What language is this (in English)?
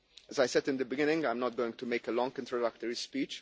English